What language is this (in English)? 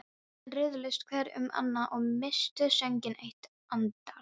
Icelandic